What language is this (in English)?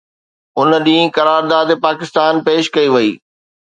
Sindhi